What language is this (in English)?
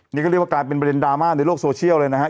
Thai